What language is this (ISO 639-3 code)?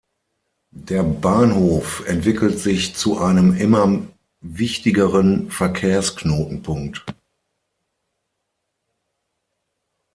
deu